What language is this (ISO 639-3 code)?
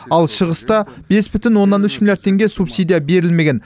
kaz